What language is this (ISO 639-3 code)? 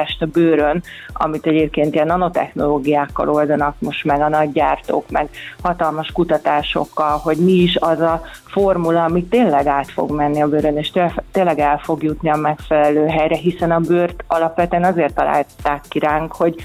hun